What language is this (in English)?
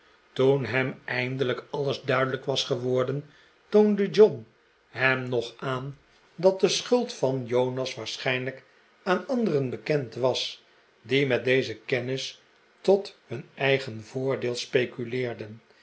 Dutch